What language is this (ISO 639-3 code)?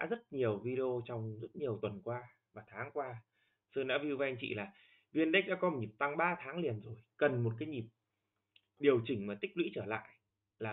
vie